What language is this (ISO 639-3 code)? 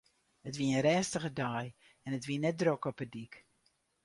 fry